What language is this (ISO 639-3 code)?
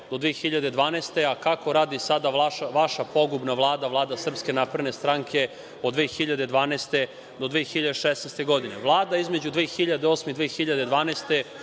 srp